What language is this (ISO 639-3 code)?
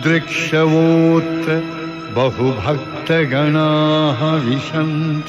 kan